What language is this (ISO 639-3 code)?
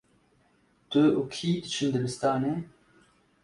kur